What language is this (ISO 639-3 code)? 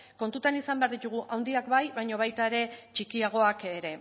eus